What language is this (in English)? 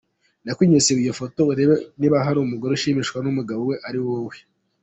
Kinyarwanda